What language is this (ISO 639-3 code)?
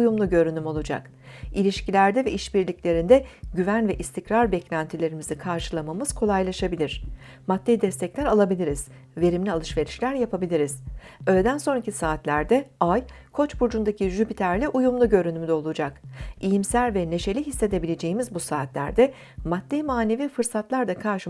tur